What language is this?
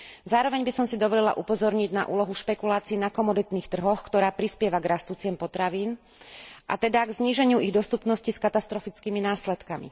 Slovak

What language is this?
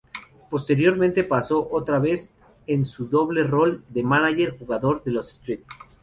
Spanish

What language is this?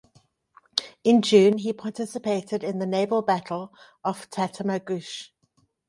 English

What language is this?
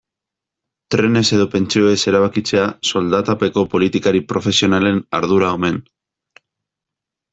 Basque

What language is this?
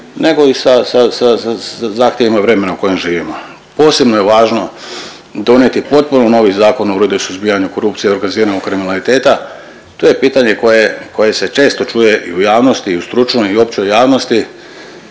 Croatian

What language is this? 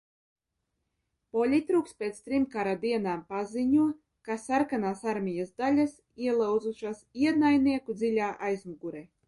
Latvian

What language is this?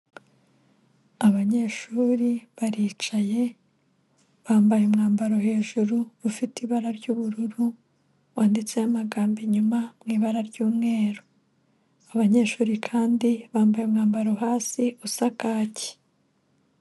Kinyarwanda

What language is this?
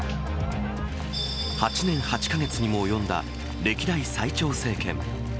Japanese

